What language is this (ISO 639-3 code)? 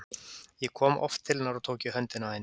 isl